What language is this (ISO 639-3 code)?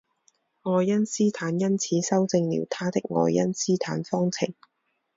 zho